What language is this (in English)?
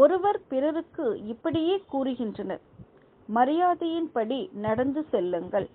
English